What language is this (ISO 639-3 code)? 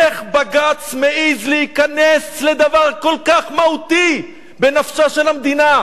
heb